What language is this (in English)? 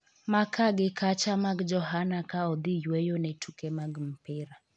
Luo (Kenya and Tanzania)